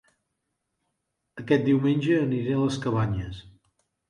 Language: Catalan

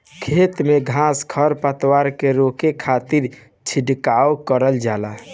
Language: Bhojpuri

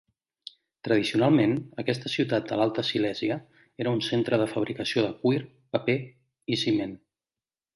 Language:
Catalan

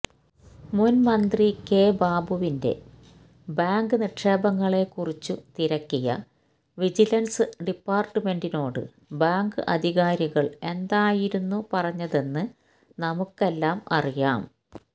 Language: Malayalam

